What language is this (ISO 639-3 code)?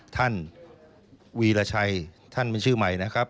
tha